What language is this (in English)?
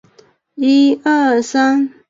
Chinese